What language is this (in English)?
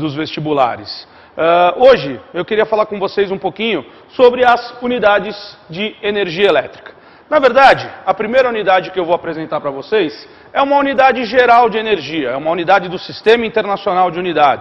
Portuguese